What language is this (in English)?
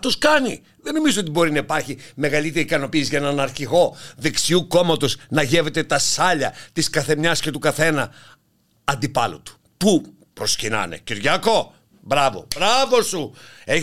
Greek